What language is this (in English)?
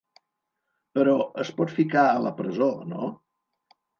Catalan